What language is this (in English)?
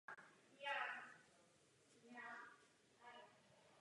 Czech